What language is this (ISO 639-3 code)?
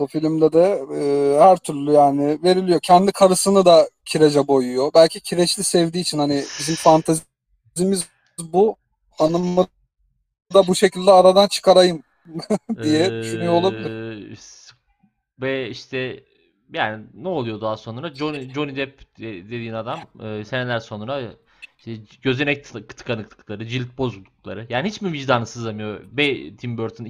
tur